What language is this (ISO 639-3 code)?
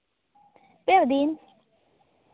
sat